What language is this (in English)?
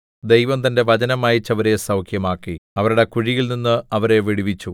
Malayalam